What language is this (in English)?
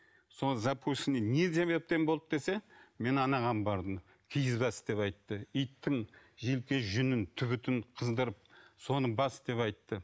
Kazakh